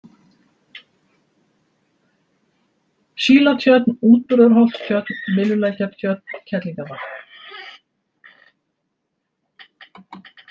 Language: Icelandic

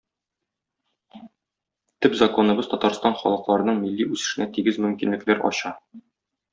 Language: Tatar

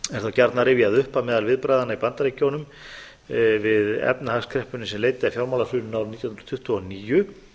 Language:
Icelandic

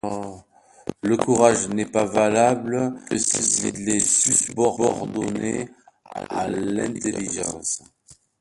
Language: French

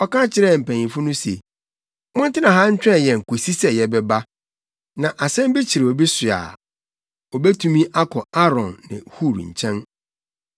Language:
Akan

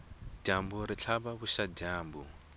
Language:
Tsonga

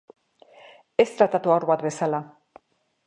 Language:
Basque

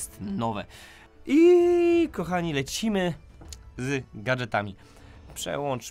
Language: Polish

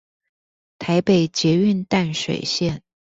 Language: Chinese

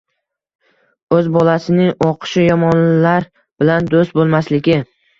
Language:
Uzbek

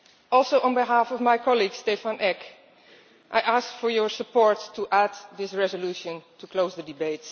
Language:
English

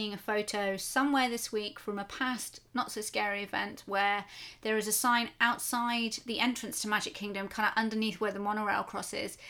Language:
English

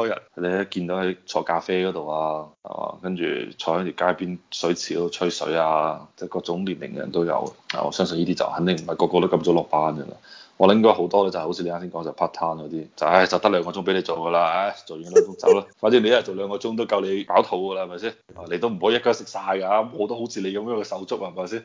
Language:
Chinese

